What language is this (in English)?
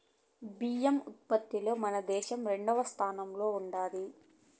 Telugu